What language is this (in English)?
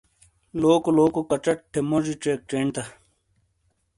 Shina